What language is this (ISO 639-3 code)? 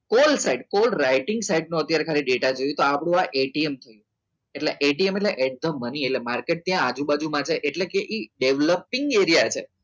guj